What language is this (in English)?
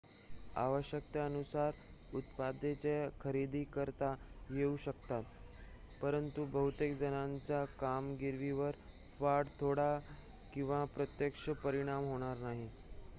Marathi